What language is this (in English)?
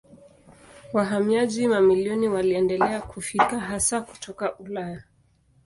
Swahili